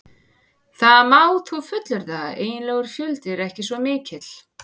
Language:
Icelandic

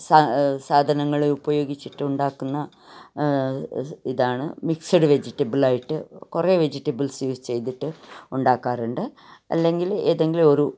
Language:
Malayalam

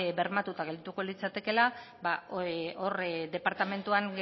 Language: Basque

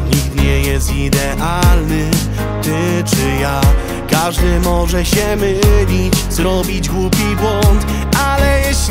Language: Polish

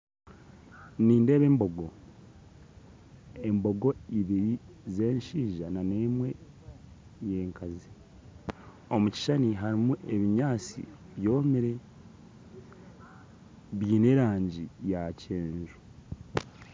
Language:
Nyankole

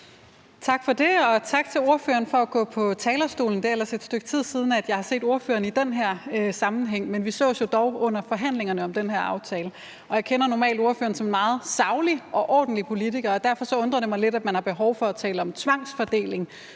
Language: Danish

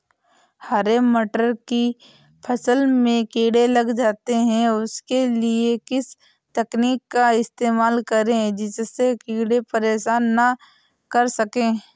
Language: Hindi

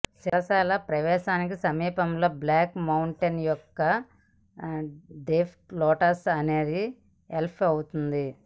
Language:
Telugu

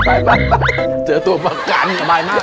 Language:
Thai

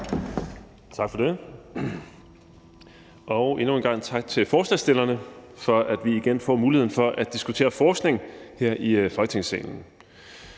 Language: Danish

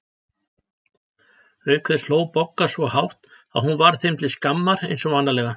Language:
Icelandic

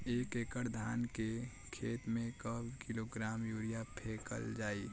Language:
Bhojpuri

